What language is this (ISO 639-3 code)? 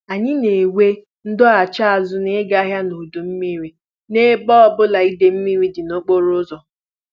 ibo